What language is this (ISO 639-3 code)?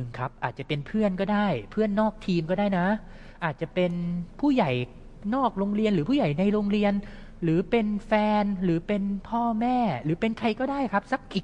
tha